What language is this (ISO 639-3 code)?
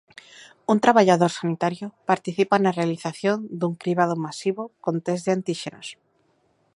glg